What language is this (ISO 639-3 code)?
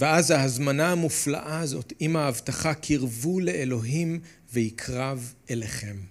heb